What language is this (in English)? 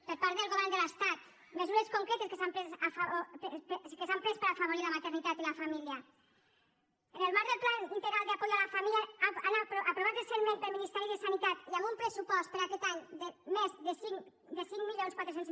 Catalan